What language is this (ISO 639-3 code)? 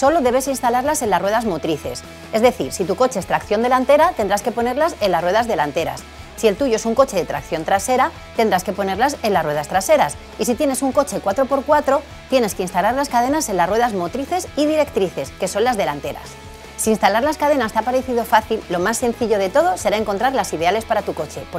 spa